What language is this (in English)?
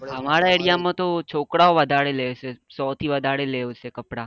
Gujarati